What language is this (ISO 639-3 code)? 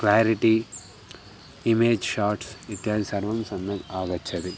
san